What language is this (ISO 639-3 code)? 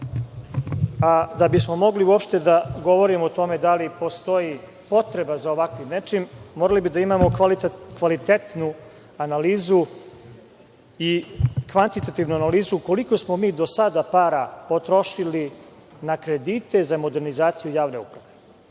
srp